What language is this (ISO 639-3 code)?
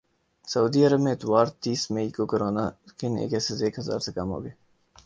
urd